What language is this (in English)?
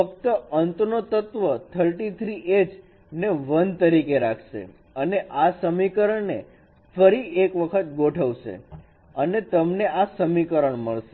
Gujarati